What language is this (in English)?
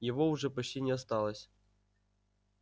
Russian